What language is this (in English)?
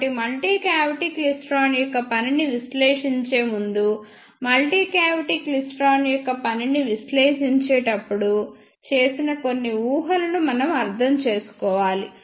Telugu